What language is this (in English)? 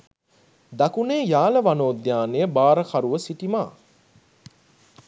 Sinhala